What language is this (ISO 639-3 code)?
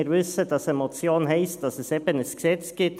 gsw